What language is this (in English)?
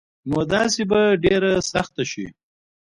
Pashto